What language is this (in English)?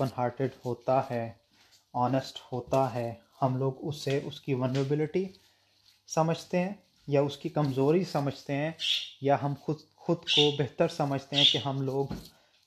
Urdu